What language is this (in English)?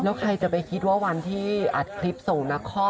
Thai